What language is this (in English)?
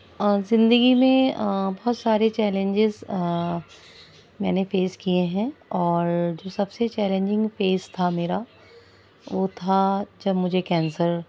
Urdu